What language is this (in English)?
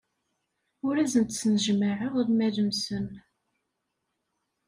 Kabyle